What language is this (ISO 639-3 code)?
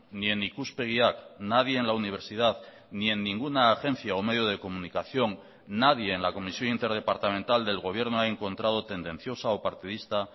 spa